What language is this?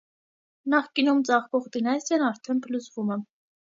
Armenian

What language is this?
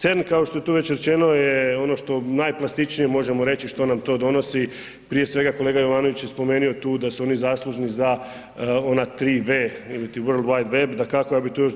Croatian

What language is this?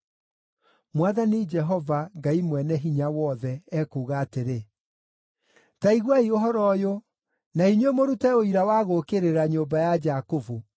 Kikuyu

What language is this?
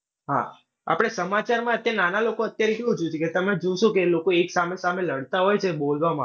Gujarati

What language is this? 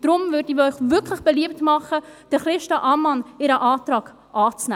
Swiss German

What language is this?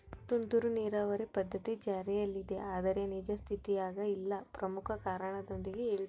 Kannada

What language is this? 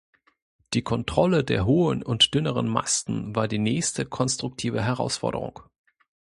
German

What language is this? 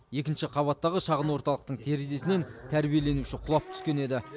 Kazakh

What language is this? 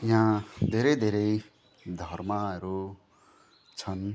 Nepali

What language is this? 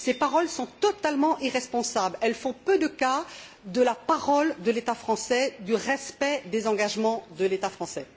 French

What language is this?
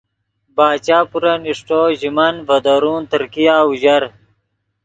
Yidgha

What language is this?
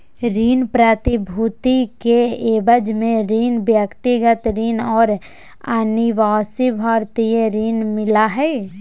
Magahi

